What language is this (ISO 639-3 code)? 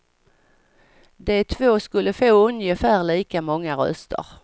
swe